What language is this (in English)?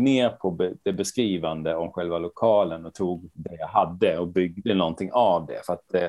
Swedish